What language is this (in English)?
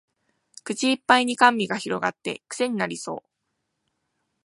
Japanese